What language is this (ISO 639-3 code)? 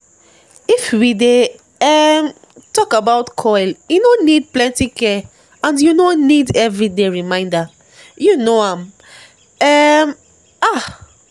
pcm